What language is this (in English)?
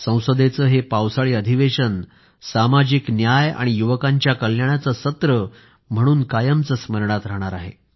Marathi